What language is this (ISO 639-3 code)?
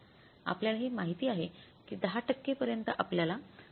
mar